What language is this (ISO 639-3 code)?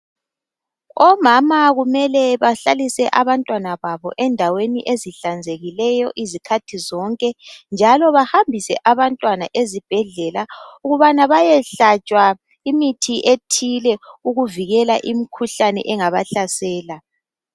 nde